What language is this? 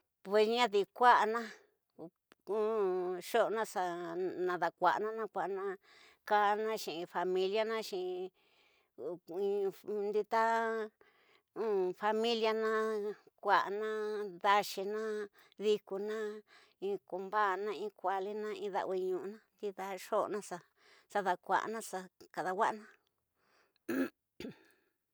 Tidaá Mixtec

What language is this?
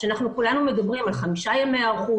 Hebrew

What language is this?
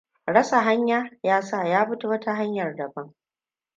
Hausa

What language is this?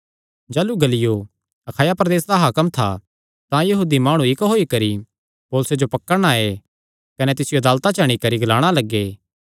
Kangri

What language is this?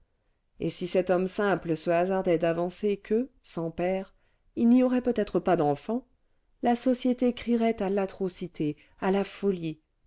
French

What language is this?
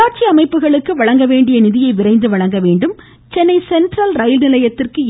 Tamil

